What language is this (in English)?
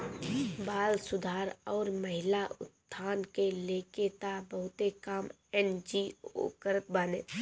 Bhojpuri